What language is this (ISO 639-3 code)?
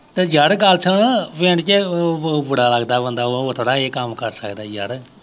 pan